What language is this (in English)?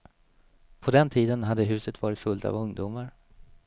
Swedish